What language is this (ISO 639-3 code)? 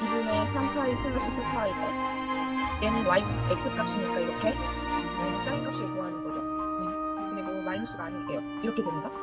kor